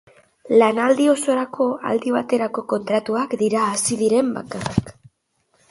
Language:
Basque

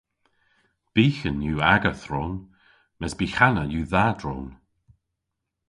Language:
Cornish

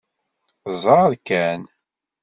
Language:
Kabyle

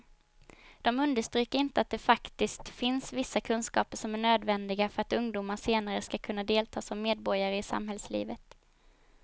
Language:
Swedish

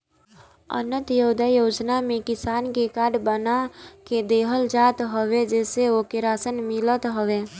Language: Bhojpuri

